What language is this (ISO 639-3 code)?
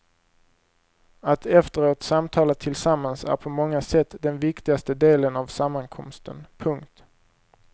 swe